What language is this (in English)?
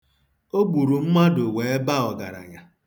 Igbo